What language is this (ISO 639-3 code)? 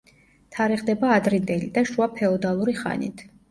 kat